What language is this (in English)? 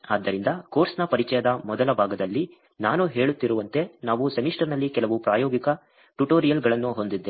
Kannada